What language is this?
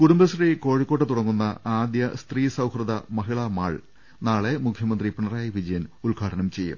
Malayalam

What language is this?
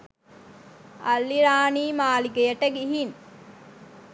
Sinhala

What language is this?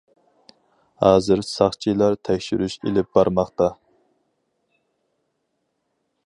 Uyghur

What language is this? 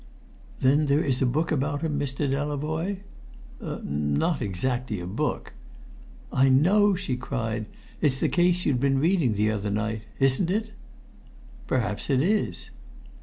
English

